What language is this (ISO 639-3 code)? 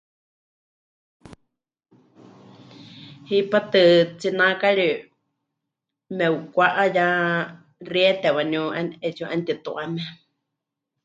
hch